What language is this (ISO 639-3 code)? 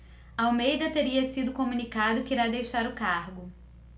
por